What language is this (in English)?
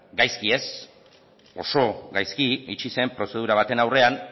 Basque